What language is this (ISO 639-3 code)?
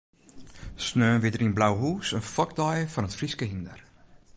fry